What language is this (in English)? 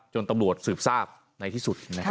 Thai